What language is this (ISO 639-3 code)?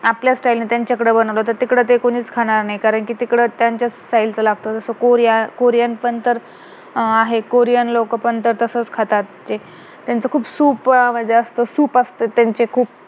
mar